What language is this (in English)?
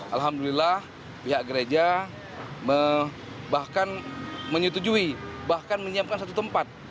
Indonesian